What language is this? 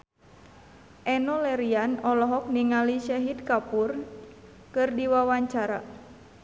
Sundanese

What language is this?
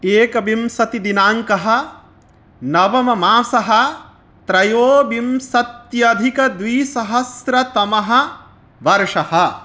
Sanskrit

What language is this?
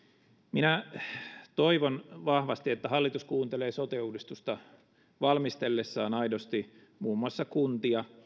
Finnish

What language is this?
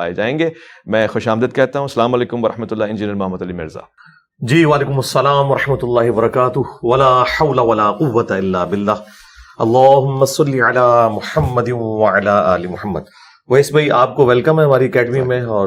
Urdu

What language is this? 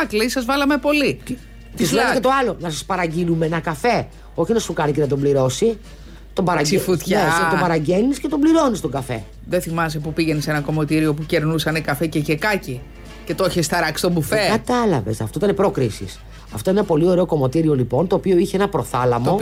Greek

